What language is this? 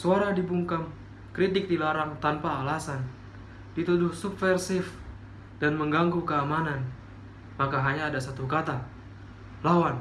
Indonesian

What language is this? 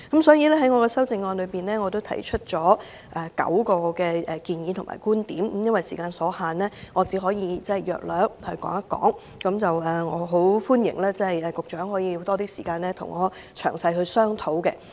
Cantonese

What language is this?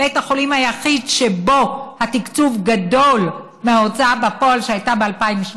Hebrew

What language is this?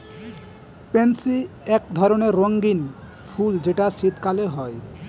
Bangla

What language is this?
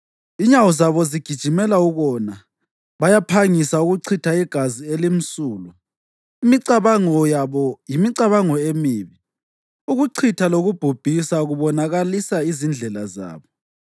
North Ndebele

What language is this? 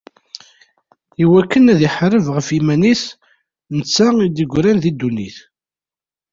Kabyle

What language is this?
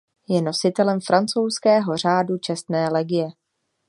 Czech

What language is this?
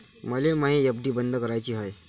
Marathi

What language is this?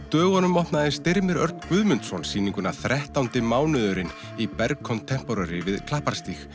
Icelandic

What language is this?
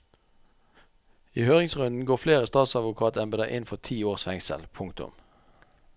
Norwegian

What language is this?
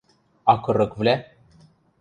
Western Mari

